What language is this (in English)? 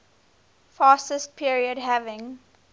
English